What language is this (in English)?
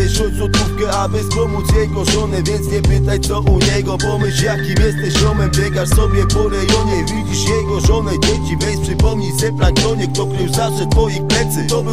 Polish